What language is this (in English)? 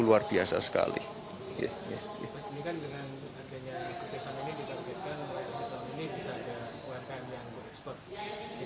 Indonesian